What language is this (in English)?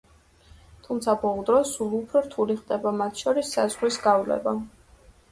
Georgian